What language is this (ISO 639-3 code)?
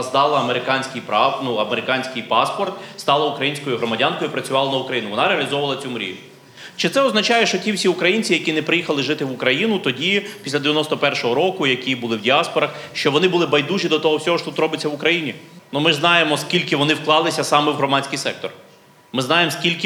ukr